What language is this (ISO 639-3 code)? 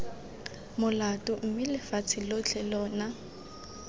tsn